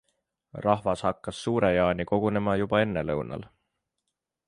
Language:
Estonian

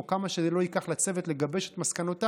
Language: Hebrew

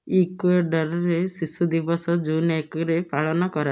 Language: Odia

